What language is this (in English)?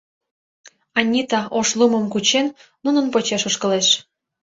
Mari